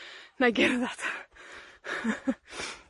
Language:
Welsh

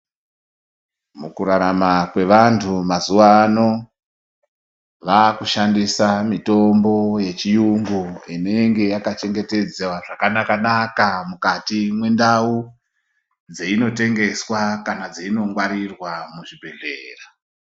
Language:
Ndau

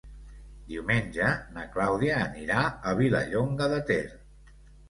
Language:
Catalan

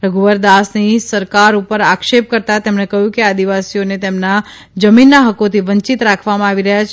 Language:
Gujarati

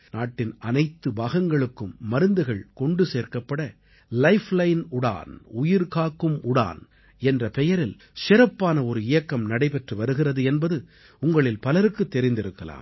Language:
Tamil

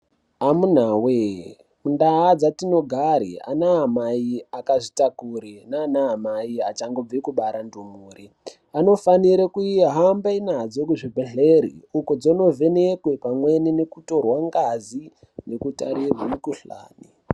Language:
Ndau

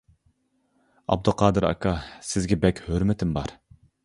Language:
Uyghur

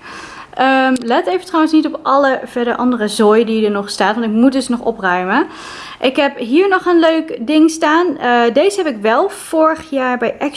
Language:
Dutch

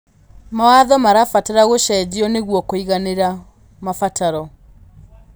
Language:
Kikuyu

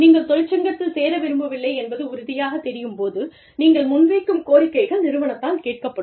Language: Tamil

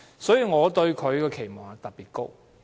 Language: Cantonese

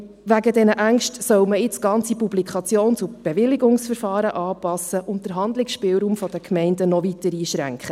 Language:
Swiss German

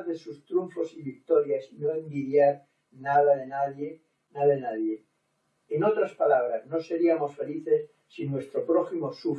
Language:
Spanish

